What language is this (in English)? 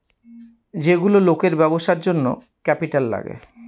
Bangla